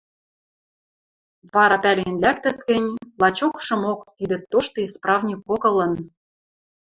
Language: Western Mari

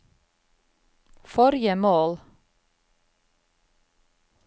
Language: Norwegian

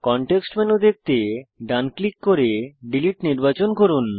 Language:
Bangla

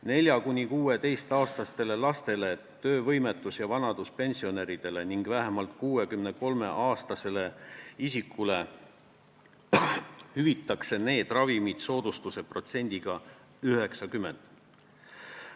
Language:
Estonian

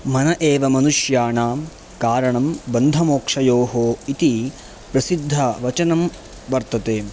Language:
Sanskrit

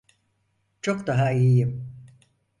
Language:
Turkish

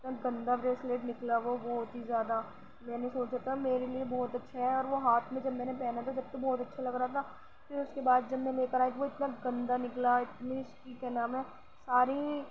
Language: Urdu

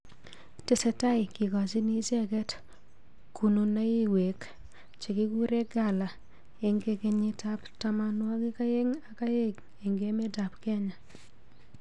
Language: Kalenjin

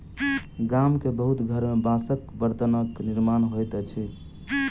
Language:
Maithili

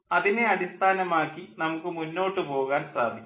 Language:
Malayalam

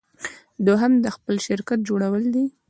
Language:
Pashto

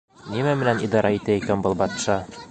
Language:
Bashkir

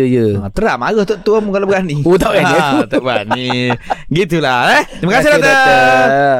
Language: Malay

